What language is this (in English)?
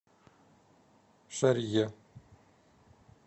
Russian